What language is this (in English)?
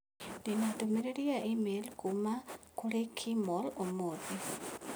Kikuyu